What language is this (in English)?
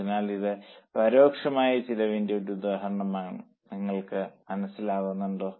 Malayalam